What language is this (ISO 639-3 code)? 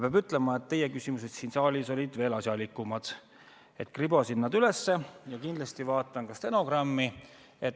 est